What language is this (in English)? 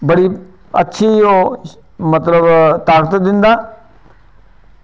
Dogri